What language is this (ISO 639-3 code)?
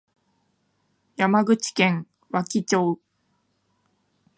jpn